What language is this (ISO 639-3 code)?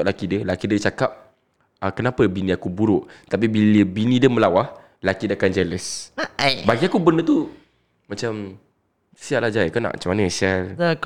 msa